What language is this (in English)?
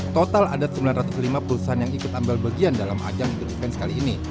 Indonesian